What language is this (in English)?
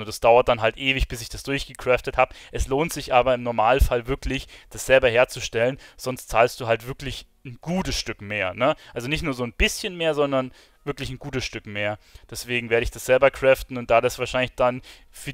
German